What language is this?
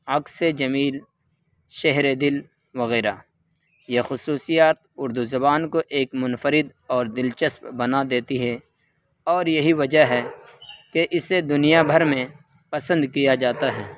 Urdu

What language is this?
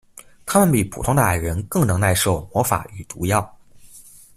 Chinese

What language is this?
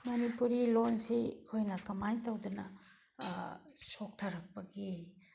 Manipuri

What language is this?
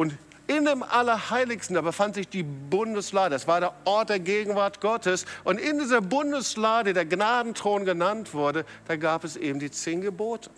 German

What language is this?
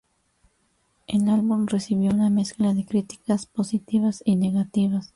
Spanish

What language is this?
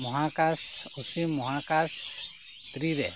Santali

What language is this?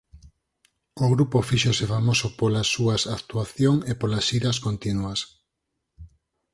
Galician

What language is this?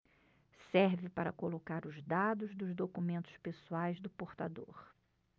Portuguese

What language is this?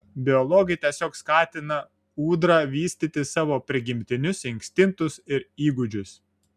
Lithuanian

